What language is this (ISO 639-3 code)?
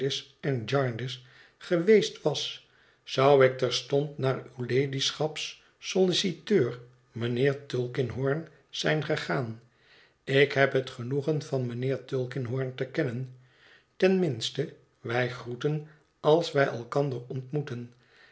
nld